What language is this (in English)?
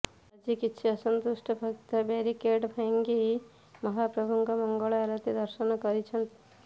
Odia